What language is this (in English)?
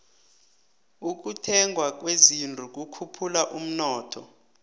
South Ndebele